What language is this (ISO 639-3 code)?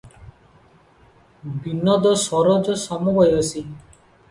ori